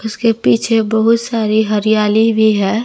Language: Hindi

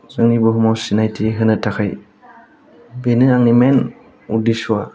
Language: Bodo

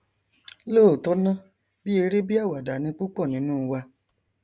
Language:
Yoruba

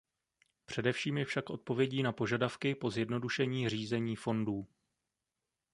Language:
Czech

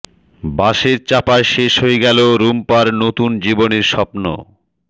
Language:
Bangla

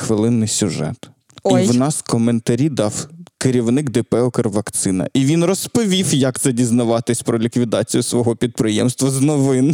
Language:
Ukrainian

